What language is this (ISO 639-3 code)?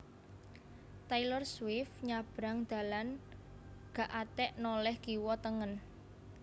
jav